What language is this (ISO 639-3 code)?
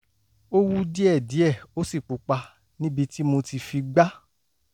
yor